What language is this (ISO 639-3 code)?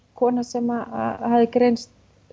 isl